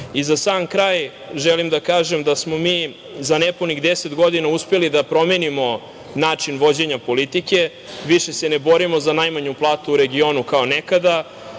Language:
Serbian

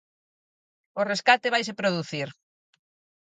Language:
Galician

